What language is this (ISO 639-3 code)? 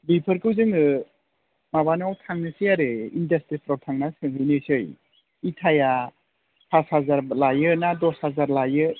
brx